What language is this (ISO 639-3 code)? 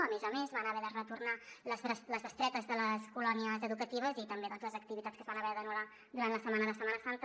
cat